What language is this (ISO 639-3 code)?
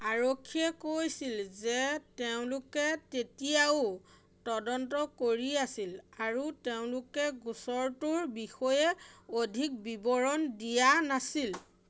asm